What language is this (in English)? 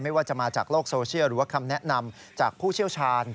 Thai